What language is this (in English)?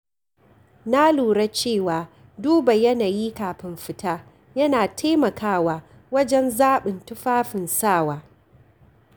Hausa